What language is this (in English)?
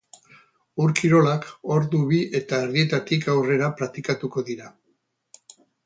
Basque